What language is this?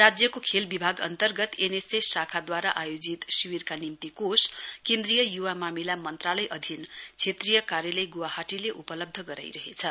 Nepali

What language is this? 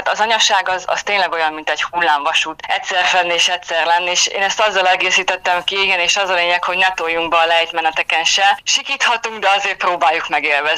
Hungarian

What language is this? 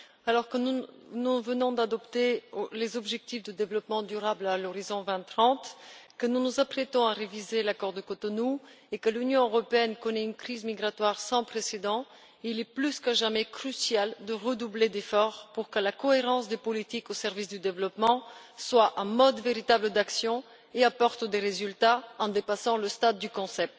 French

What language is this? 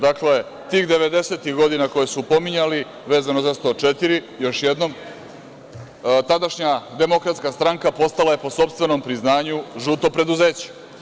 Serbian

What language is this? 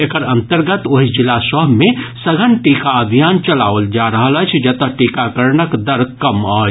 Maithili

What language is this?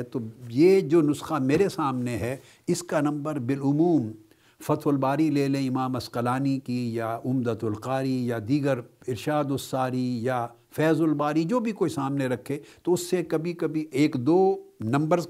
Urdu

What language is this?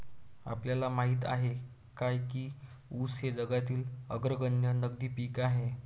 Marathi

